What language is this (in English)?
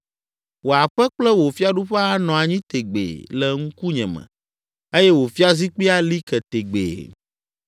Ewe